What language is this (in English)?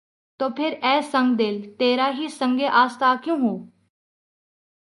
Urdu